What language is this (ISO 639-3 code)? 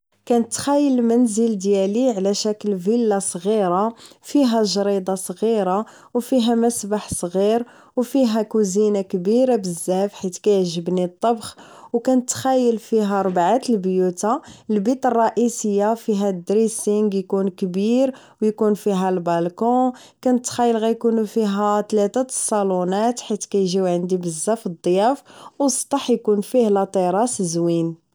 ary